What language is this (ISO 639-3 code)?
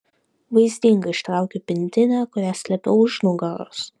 lit